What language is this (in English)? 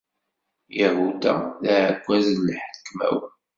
Kabyle